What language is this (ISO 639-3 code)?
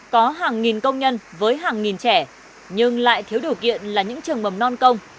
vie